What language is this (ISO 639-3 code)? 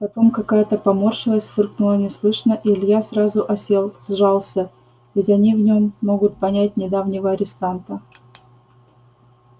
rus